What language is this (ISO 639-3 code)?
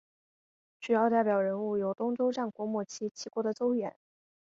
zho